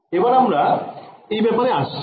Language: Bangla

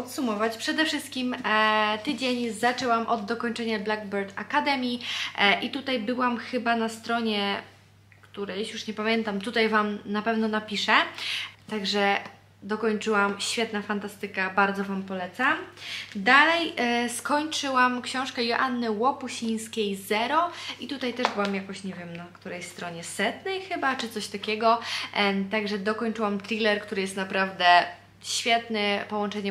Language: Polish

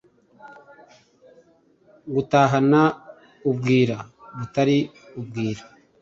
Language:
Kinyarwanda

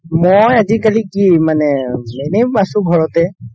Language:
Assamese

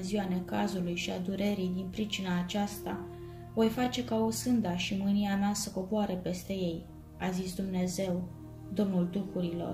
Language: Romanian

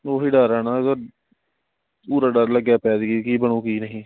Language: Punjabi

